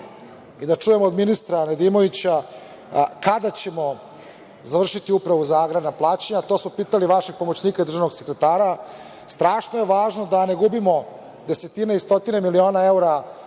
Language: Serbian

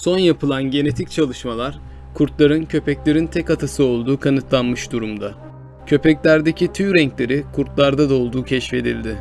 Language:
Turkish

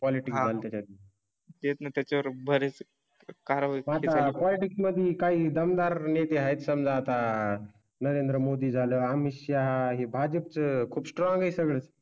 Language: Marathi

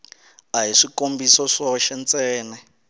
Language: Tsonga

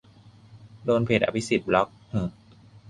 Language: Thai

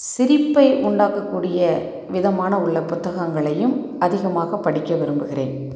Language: Tamil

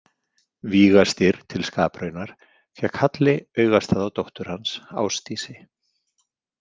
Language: Icelandic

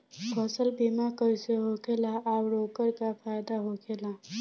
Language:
Bhojpuri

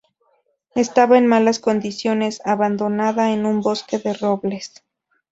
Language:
Spanish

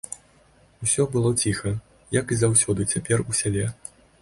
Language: Belarusian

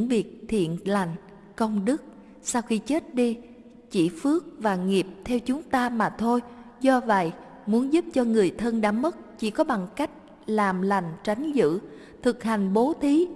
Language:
Vietnamese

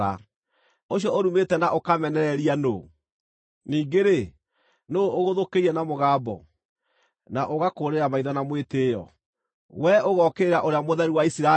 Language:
Kikuyu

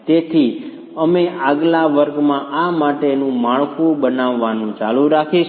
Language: Gujarati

